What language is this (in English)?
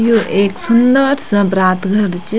Garhwali